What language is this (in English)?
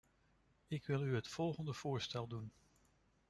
Dutch